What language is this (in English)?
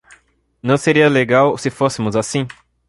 Portuguese